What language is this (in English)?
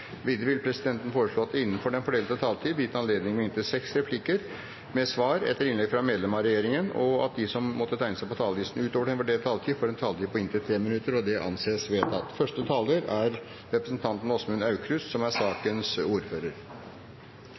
Norwegian Bokmål